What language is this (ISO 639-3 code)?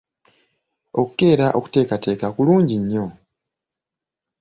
lug